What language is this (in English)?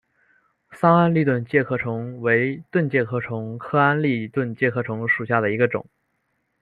Chinese